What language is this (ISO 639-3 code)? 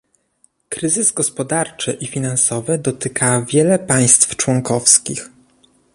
pol